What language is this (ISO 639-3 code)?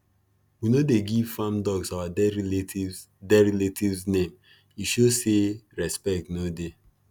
pcm